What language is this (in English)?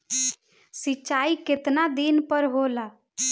Bhojpuri